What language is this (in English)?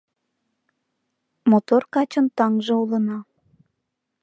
Mari